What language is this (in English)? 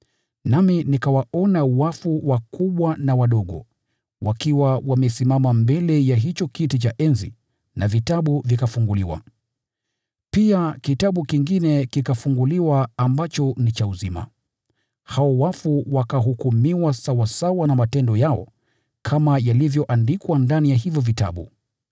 Swahili